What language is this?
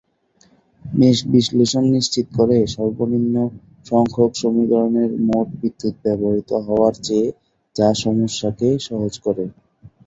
Bangla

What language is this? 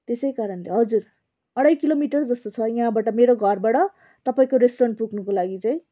Nepali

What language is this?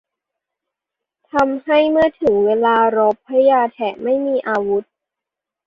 Thai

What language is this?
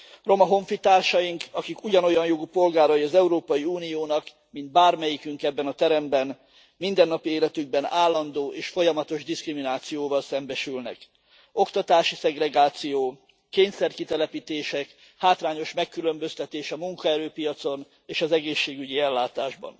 Hungarian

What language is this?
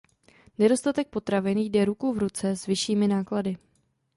Czech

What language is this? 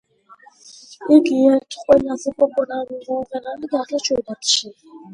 Georgian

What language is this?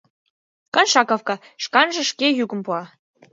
Mari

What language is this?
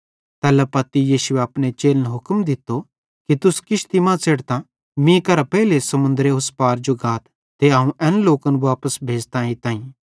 Bhadrawahi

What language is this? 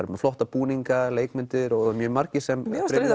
Icelandic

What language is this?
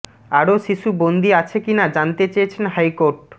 Bangla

